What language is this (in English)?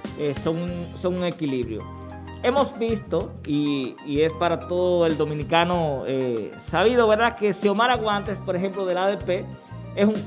Spanish